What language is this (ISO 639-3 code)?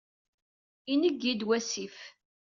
kab